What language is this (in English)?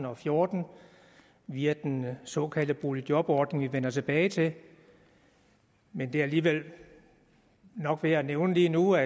Danish